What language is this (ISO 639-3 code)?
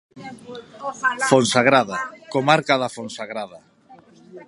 glg